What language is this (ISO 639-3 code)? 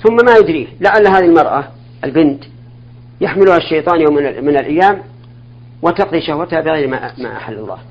ara